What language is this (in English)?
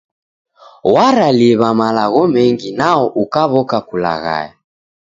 Taita